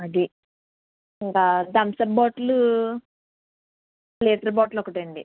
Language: Telugu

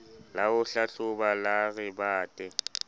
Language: Southern Sotho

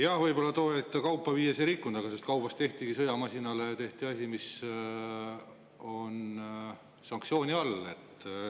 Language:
Estonian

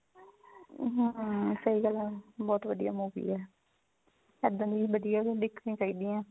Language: Punjabi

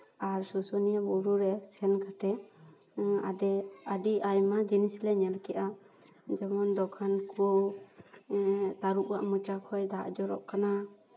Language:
Santali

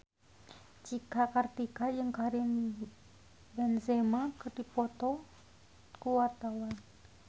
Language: Sundanese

